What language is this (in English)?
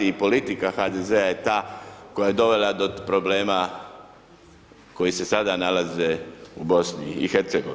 Croatian